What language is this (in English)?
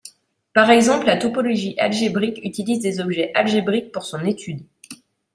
French